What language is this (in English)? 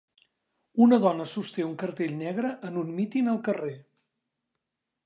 Catalan